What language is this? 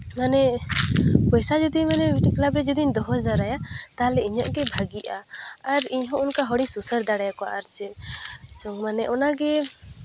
Santali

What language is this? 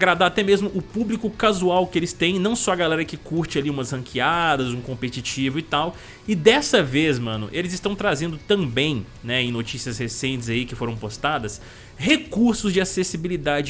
Portuguese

